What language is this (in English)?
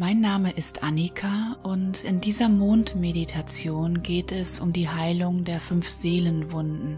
German